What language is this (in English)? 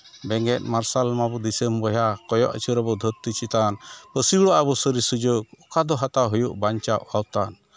Santali